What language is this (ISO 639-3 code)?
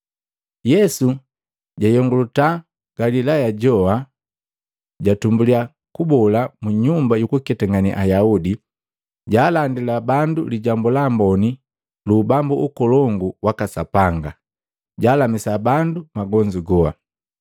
mgv